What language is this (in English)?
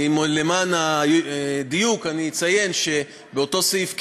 Hebrew